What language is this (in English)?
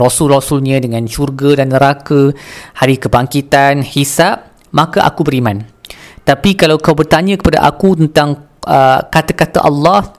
Malay